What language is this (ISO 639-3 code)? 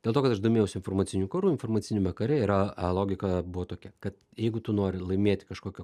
lit